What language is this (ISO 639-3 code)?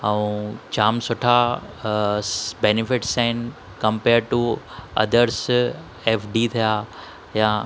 snd